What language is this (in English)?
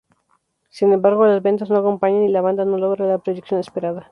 Spanish